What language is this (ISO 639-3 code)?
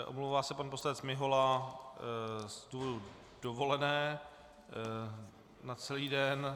ces